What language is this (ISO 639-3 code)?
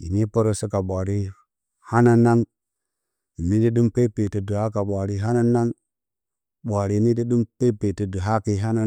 bcy